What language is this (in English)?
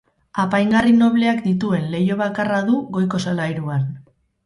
Basque